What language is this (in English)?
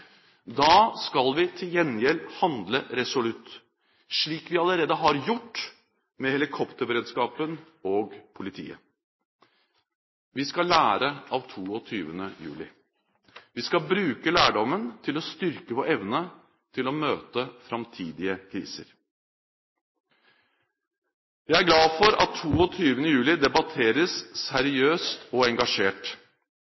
Norwegian Bokmål